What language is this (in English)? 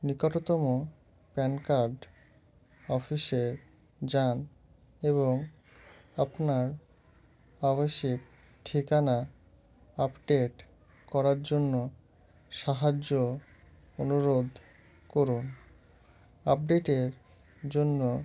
Bangla